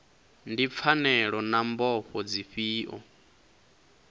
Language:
Venda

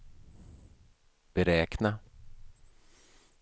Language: Swedish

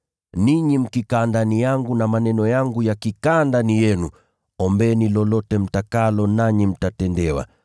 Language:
Swahili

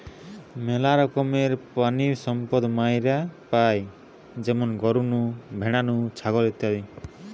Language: Bangla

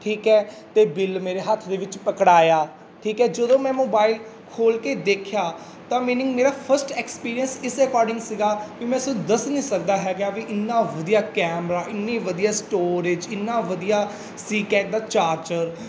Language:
Punjabi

